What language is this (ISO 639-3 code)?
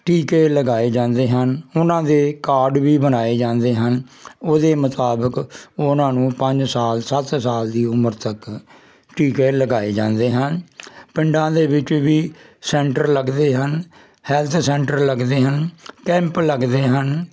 pan